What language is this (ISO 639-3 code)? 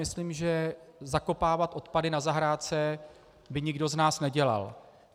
ces